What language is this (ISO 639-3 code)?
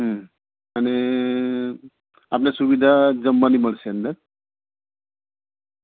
guj